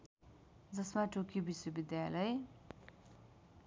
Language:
Nepali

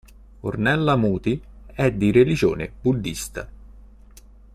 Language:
Italian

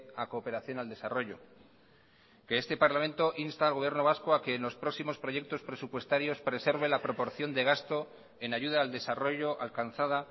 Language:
Spanish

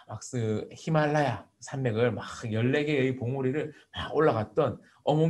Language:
Korean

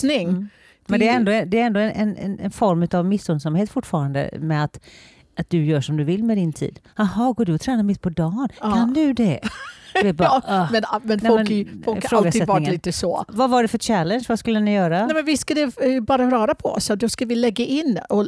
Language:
Swedish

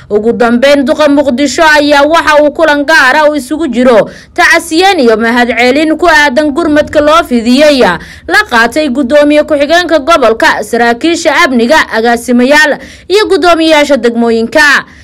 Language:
Arabic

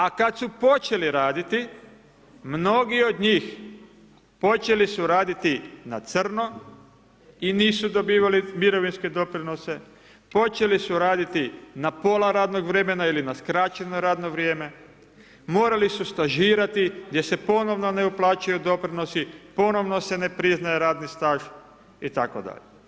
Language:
Croatian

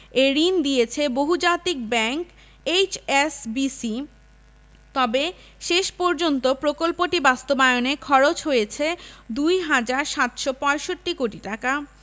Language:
Bangla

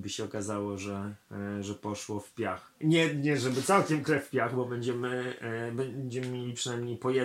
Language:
Polish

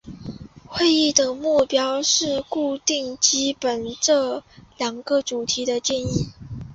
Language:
Chinese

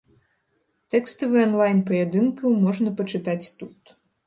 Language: Belarusian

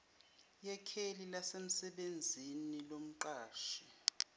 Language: Zulu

